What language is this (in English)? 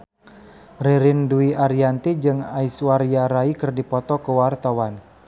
Sundanese